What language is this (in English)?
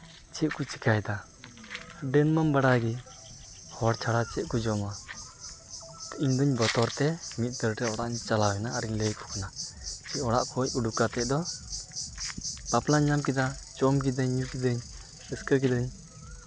Santali